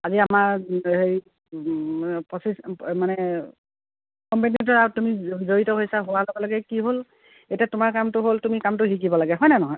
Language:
Assamese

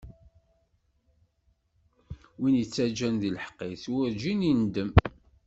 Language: Kabyle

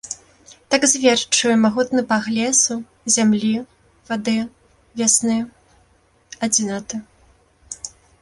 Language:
Belarusian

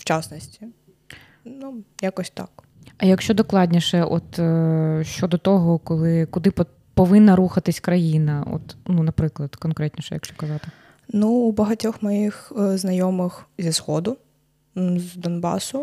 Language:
Ukrainian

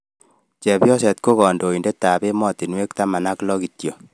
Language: Kalenjin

